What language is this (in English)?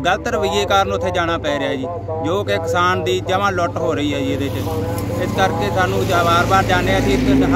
Hindi